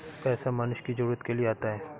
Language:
Hindi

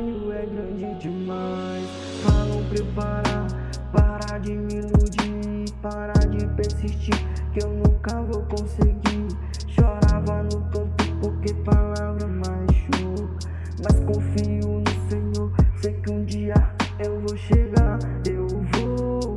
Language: Portuguese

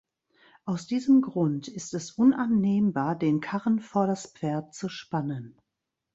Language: German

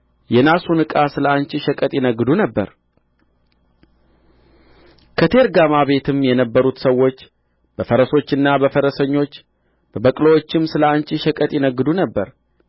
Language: Amharic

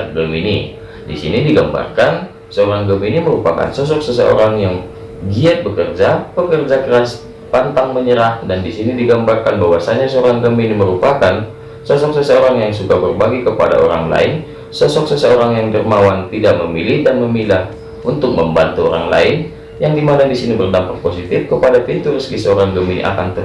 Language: Indonesian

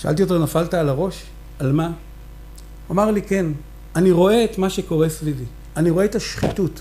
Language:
Hebrew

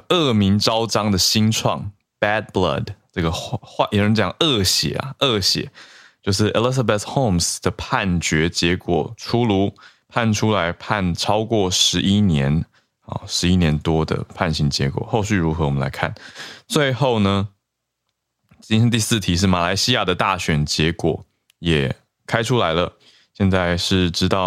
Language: Chinese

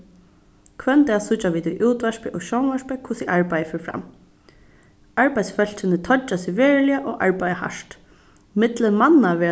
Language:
Faroese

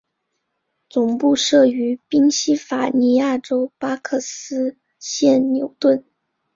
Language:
Chinese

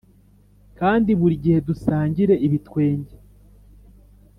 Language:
Kinyarwanda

